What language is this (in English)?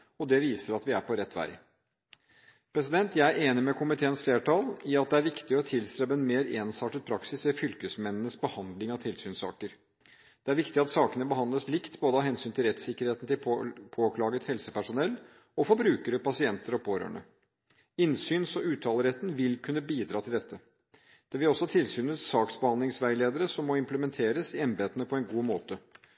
Norwegian Bokmål